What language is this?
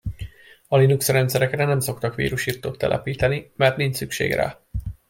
Hungarian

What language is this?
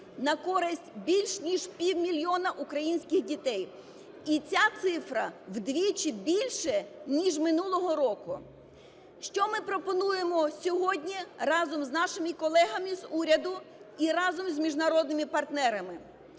Ukrainian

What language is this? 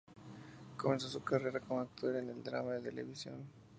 Spanish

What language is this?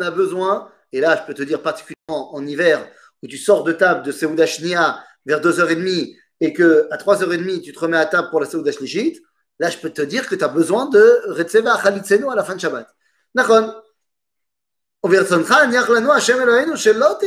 French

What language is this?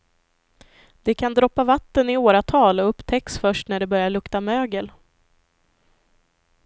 Swedish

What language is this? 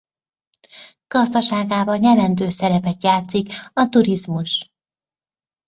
Hungarian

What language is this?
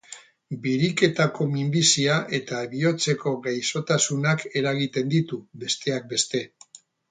Basque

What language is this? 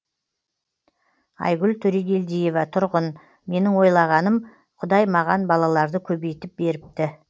Kazakh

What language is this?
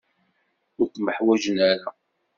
Kabyle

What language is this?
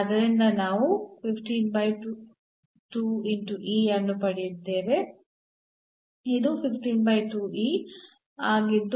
Kannada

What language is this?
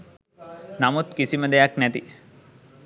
Sinhala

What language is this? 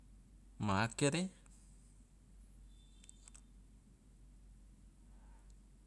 Loloda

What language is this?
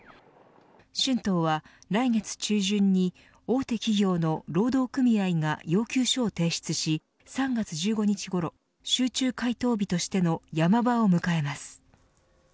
Japanese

